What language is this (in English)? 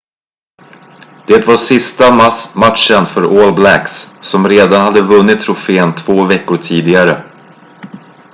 Swedish